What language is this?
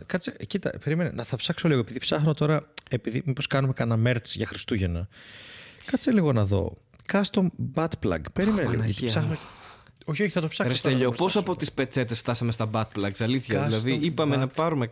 Greek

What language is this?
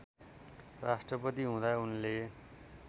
Nepali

